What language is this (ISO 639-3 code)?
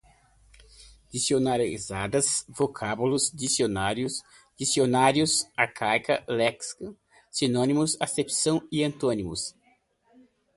por